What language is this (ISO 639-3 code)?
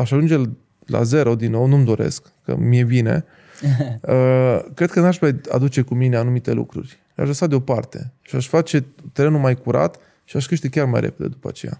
ron